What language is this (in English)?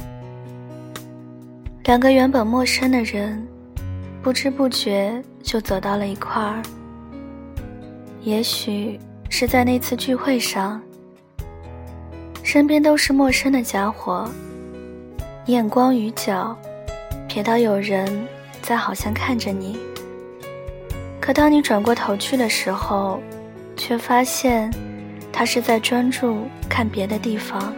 Chinese